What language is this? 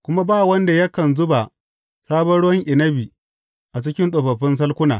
Hausa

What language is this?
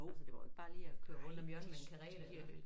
Danish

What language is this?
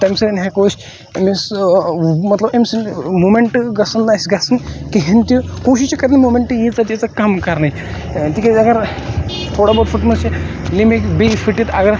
Kashmiri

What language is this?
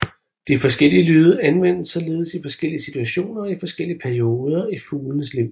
Danish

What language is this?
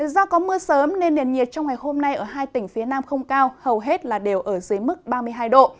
Vietnamese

